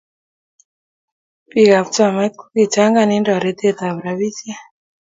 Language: Kalenjin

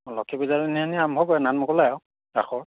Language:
Assamese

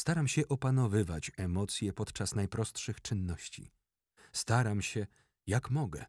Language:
Polish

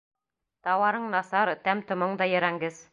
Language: Bashkir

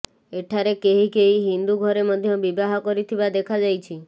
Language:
Odia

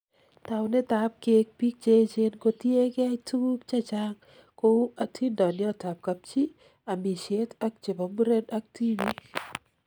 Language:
Kalenjin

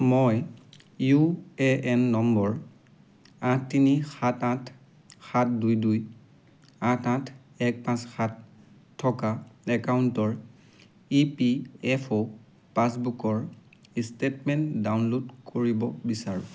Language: Assamese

